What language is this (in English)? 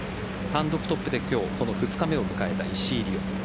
Japanese